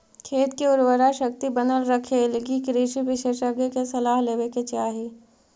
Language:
Magahi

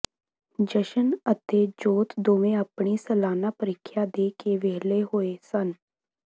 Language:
Punjabi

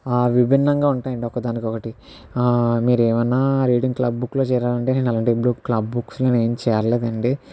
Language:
Telugu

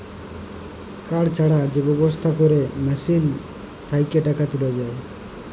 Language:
Bangla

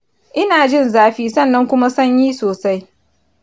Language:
Hausa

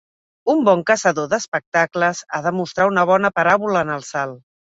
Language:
Catalan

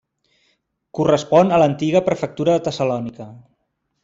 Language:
Catalan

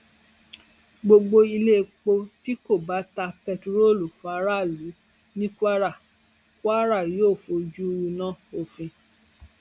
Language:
Yoruba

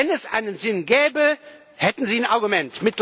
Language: German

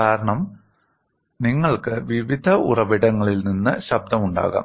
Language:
Malayalam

